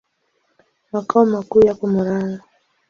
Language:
Swahili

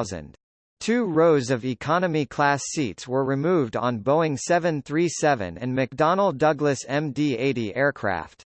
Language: English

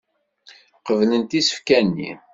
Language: Kabyle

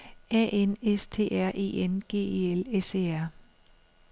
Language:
Danish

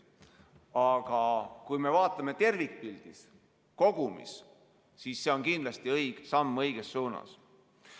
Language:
Estonian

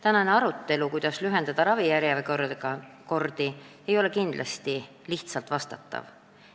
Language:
Estonian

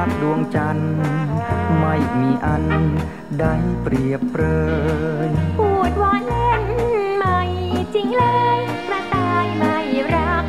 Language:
Thai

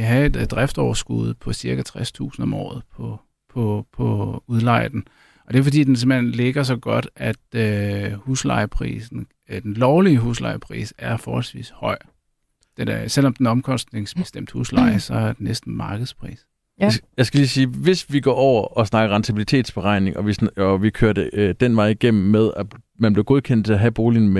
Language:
Danish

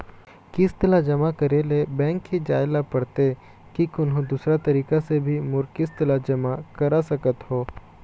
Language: Chhattisgarhi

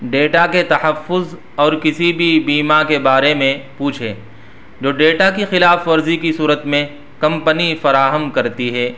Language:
Urdu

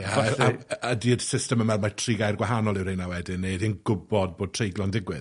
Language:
Welsh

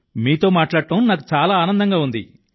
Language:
Telugu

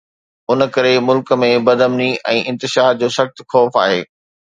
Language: Sindhi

